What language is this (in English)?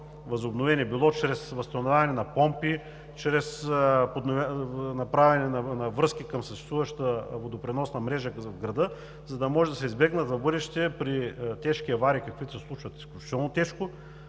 Bulgarian